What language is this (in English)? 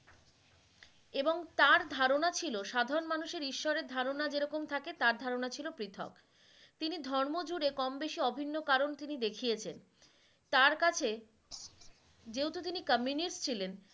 Bangla